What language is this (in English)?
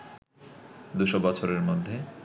Bangla